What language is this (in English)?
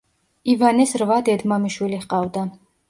Georgian